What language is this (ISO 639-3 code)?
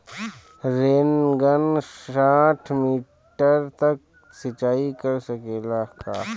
bho